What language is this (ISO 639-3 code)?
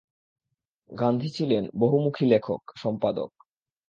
ben